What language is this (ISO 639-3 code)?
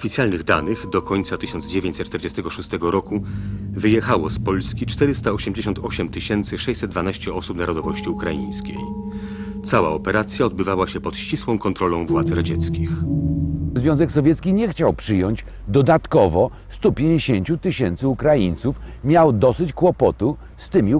pol